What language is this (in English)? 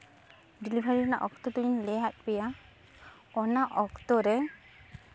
Santali